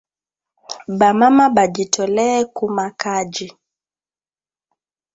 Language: Swahili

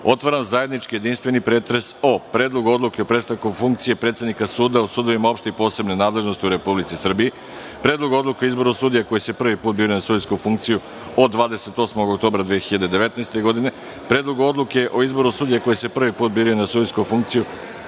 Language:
Serbian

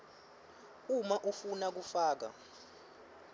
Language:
Swati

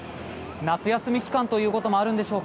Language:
Japanese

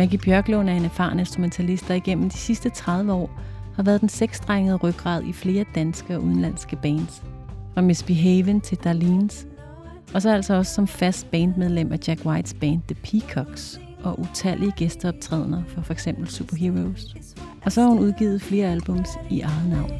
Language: Danish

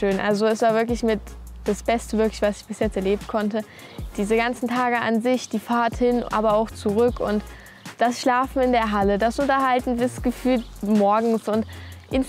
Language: German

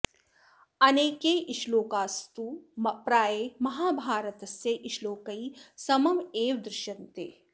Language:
Sanskrit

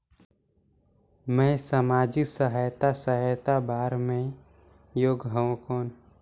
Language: Chhattisgarhi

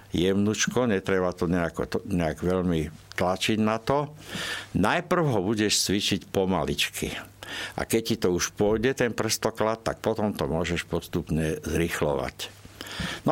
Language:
Slovak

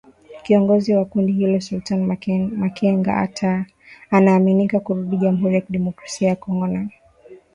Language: Swahili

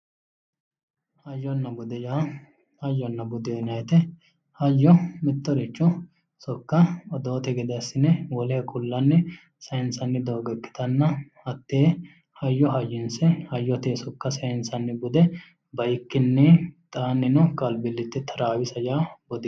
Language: Sidamo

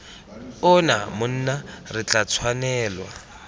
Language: Tswana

